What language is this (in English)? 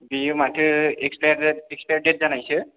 Bodo